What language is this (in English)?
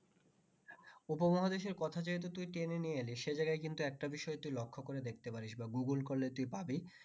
Bangla